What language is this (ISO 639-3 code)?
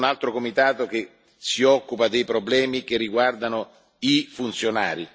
ita